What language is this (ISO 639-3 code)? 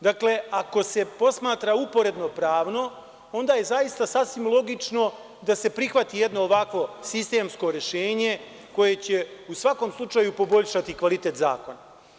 srp